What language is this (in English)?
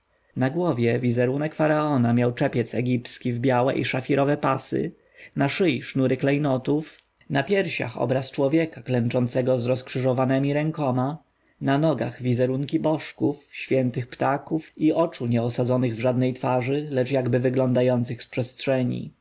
Polish